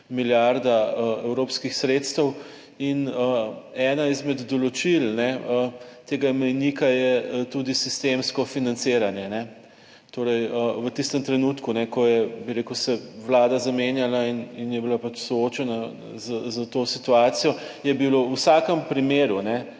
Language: Slovenian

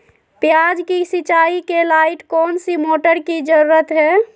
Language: Magahi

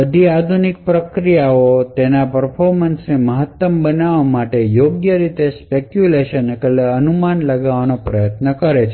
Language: Gujarati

